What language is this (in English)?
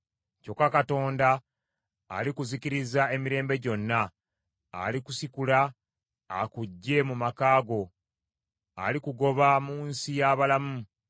Ganda